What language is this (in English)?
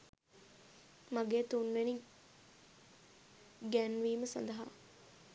Sinhala